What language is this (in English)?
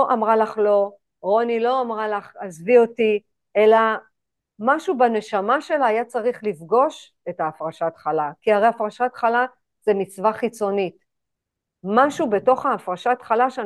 Hebrew